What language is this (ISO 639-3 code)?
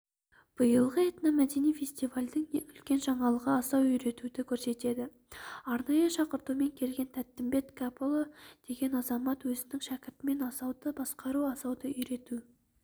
kaz